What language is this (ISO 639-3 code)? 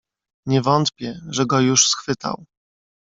pol